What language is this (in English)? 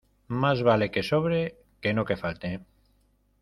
Spanish